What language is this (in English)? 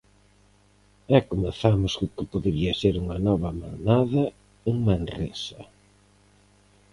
Galician